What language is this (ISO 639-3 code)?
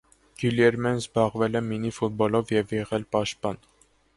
hye